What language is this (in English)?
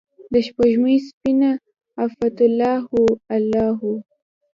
Pashto